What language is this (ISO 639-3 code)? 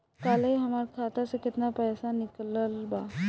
bho